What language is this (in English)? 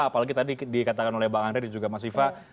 Indonesian